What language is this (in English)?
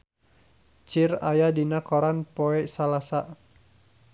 Sundanese